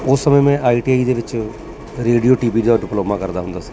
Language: Punjabi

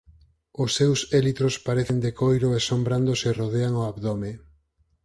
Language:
Galician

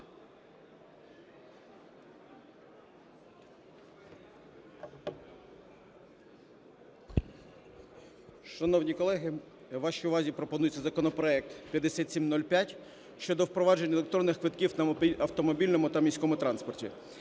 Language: Ukrainian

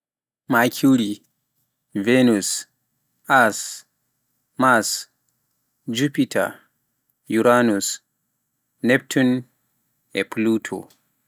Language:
Pular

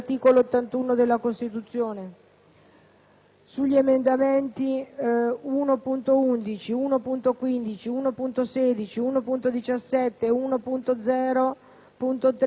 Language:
Italian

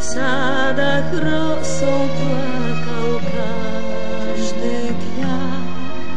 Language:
Polish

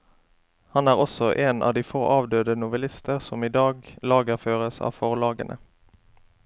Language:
Norwegian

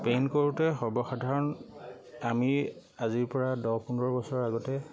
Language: Assamese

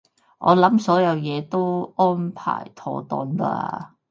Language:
Cantonese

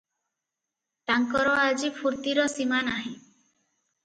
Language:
Odia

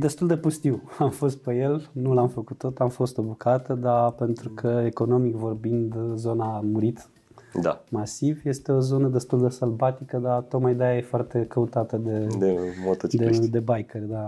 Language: Romanian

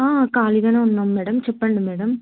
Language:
Telugu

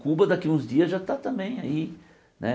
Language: Portuguese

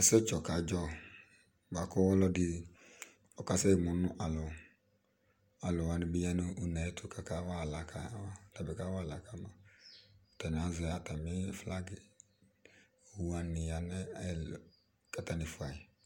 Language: Ikposo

